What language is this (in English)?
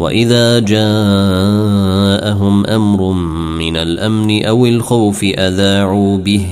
Arabic